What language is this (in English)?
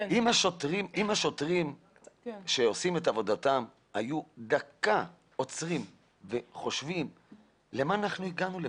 Hebrew